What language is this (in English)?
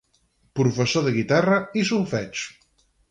Catalan